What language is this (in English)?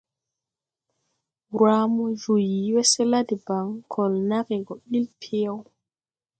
Tupuri